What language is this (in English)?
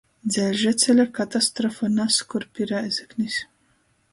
Latgalian